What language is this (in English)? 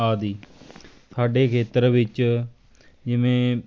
Punjabi